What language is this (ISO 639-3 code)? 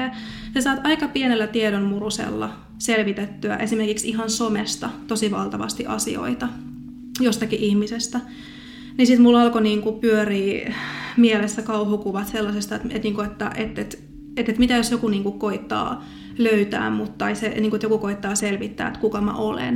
fin